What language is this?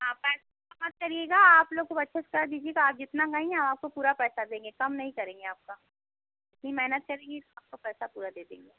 Hindi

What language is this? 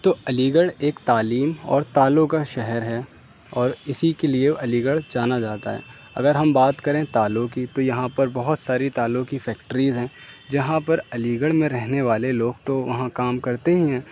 Urdu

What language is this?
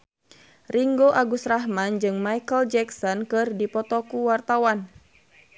Sundanese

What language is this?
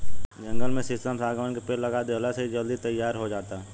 Bhojpuri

